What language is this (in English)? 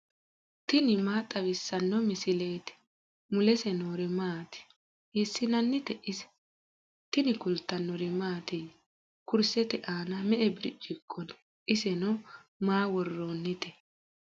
Sidamo